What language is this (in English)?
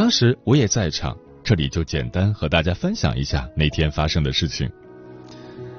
Chinese